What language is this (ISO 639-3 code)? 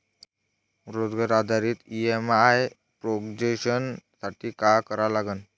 mar